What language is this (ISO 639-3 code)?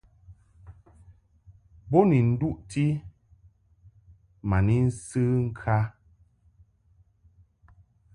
mhk